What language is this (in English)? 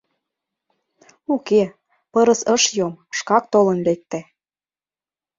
Mari